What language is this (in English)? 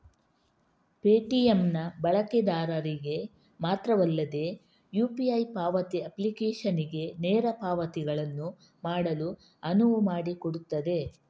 Kannada